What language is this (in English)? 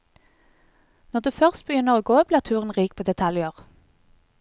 Norwegian